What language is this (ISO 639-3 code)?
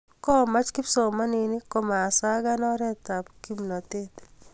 kln